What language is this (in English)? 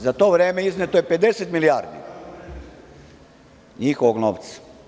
Serbian